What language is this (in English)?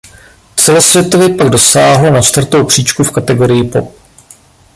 Czech